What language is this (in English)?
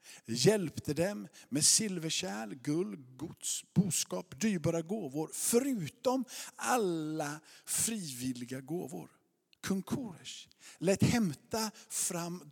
Swedish